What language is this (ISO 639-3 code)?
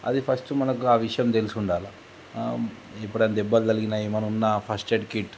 tel